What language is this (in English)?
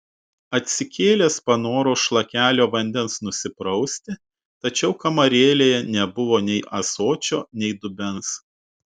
Lithuanian